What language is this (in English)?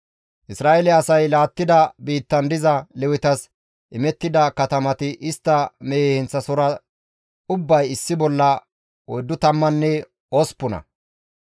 Gamo